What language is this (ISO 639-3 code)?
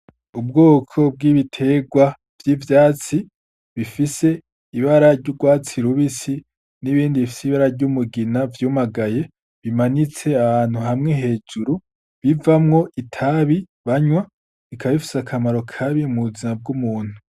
run